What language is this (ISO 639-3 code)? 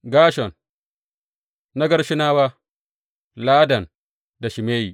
hau